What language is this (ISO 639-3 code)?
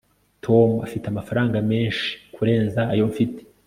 kin